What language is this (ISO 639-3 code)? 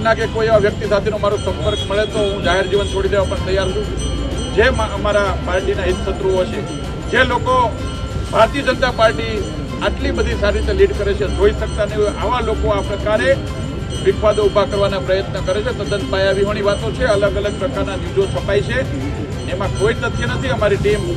guj